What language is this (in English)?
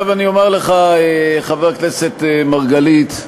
Hebrew